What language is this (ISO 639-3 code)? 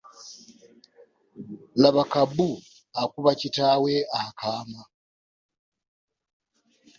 lug